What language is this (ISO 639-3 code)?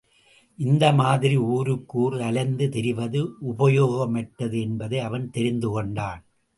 tam